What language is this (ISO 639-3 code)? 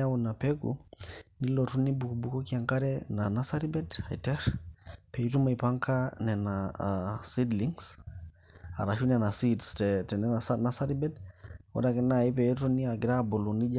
mas